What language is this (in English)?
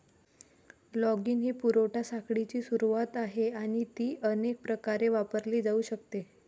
Marathi